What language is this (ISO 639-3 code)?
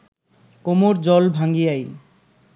ben